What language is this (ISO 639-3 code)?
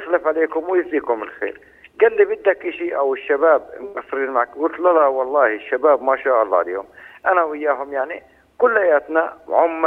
ara